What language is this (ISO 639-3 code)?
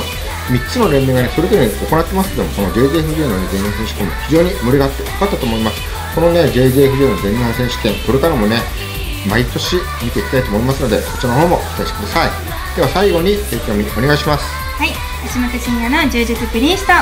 jpn